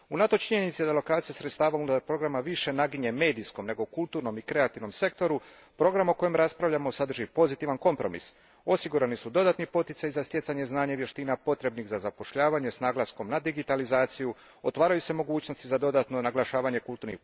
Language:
Croatian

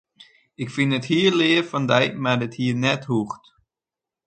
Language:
Western Frisian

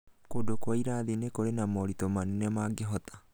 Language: Kikuyu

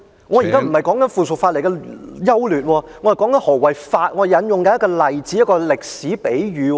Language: Cantonese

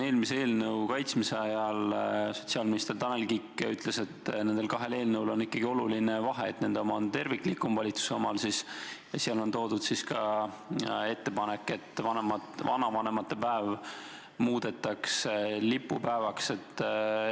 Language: Estonian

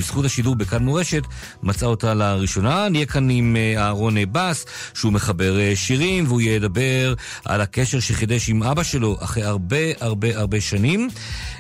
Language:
Hebrew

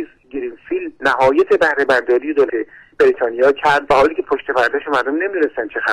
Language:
Persian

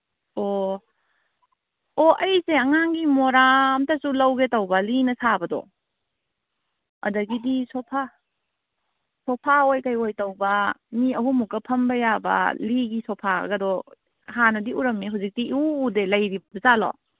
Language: Manipuri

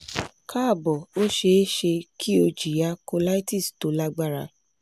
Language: Yoruba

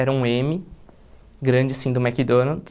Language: Portuguese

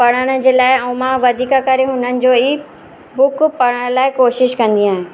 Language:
Sindhi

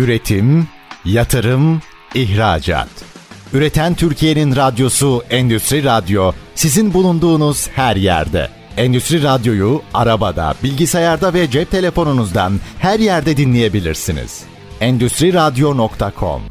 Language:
Turkish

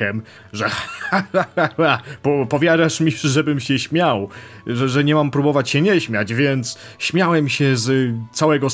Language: Polish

